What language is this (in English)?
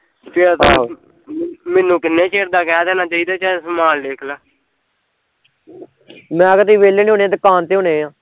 Punjabi